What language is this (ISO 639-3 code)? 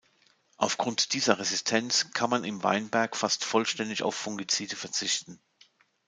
deu